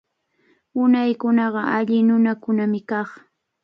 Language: Cajatambo North Lima Quechua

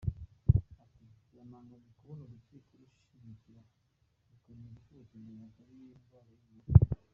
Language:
Kinyarwanda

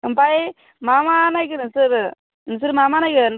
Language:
Bodo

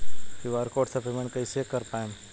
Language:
Bhojpuri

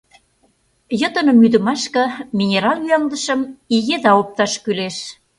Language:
Mari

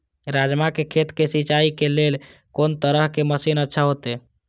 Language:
Maithili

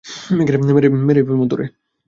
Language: Bangla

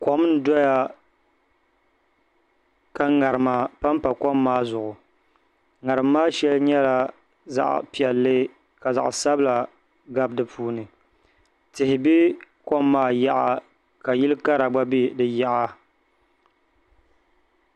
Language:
Dagbani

